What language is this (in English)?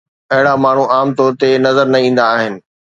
Sindhi